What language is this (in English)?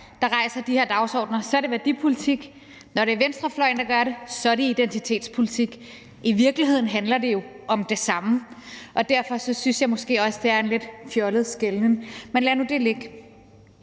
Danish